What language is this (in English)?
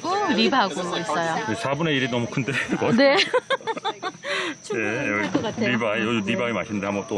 Korean